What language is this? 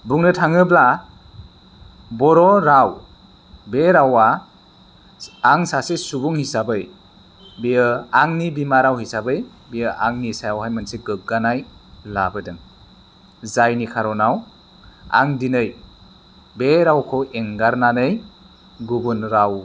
Bodo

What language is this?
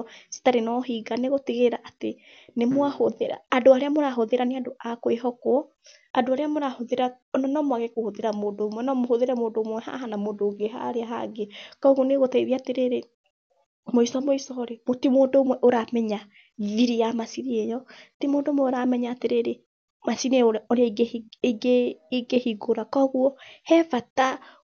Kikuyu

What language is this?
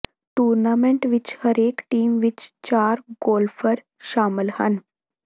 Punjabi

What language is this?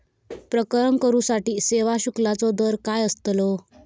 Marathi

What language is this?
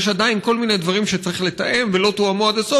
Hebrew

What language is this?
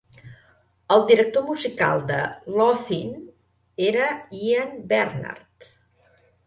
Catalan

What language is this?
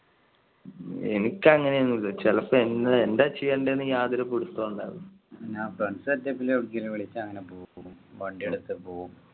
Malayalam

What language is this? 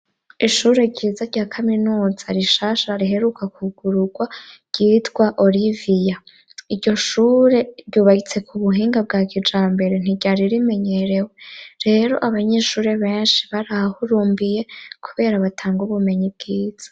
Rundi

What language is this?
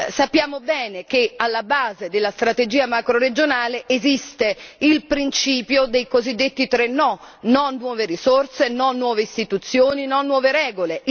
Italian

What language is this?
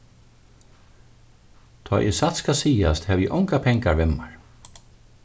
Faroese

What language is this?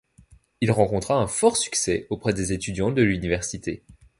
French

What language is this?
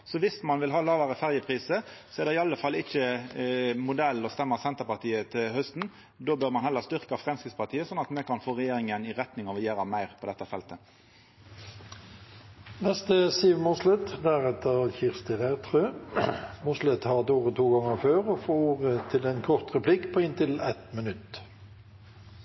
Norwegian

